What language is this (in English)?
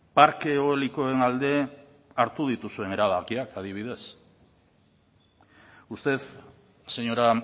Basque